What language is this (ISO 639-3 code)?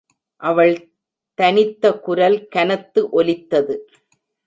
tam